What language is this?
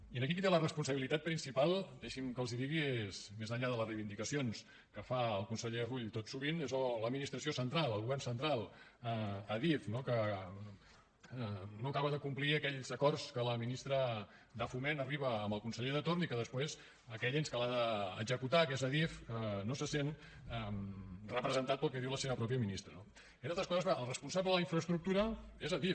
Catalan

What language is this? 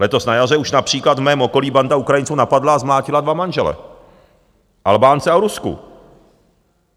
Czech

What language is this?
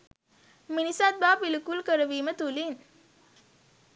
Sinhala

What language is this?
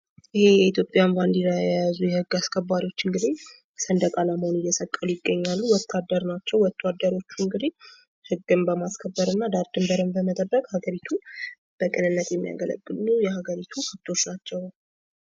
Amharic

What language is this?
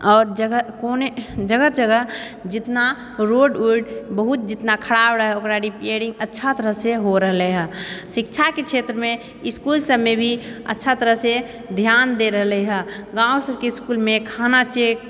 Maithili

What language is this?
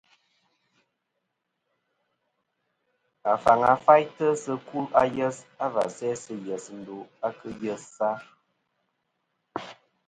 Kom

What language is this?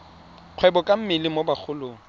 Tswana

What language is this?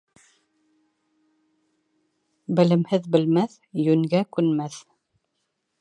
Bashkir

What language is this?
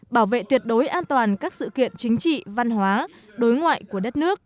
Vietnamese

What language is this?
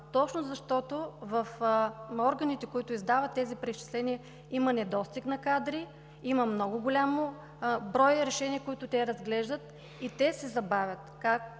Bulgarian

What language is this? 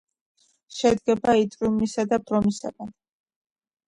Georgian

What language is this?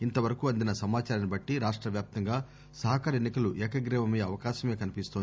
Telugu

